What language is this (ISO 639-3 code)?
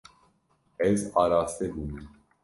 kur